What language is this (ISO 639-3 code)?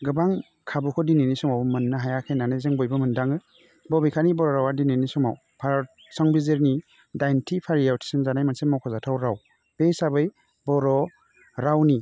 brx